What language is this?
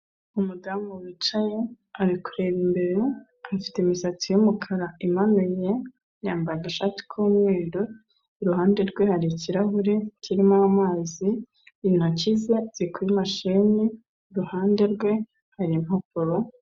Kinyarwanda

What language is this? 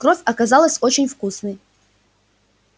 Russian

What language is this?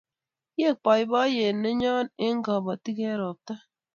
Kalenjin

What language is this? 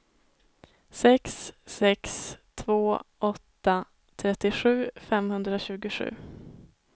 Swedish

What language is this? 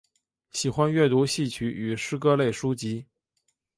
Chinese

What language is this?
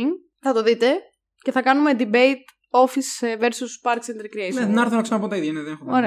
Greek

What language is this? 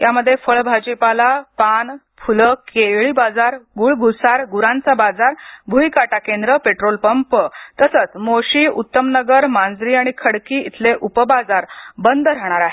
Marathi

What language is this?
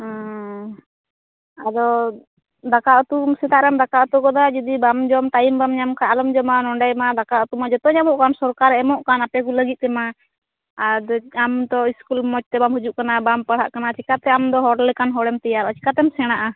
Santali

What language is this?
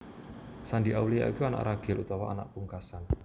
Javanese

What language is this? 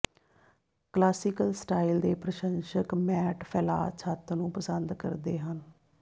Punjabi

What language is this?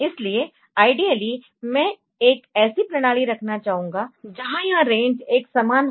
Hindi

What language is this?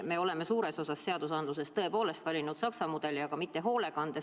Estonian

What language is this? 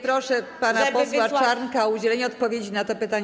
Polish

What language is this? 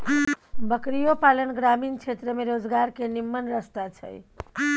Maithili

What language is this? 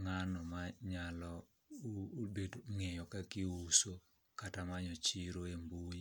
Luo (Kenya and Tanzania)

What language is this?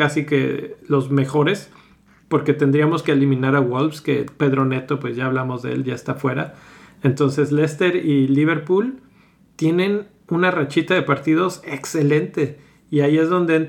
Spanish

